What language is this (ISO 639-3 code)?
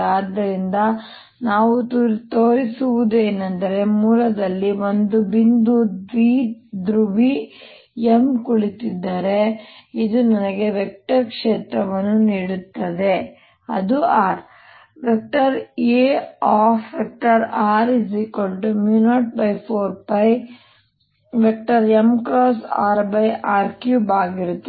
kan